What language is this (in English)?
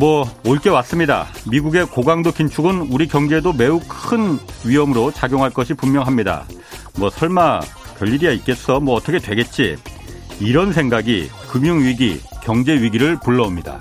Korean